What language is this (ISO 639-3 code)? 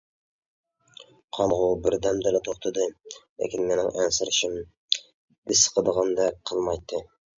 uig